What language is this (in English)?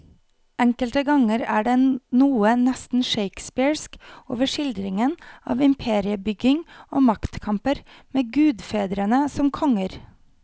Norwegian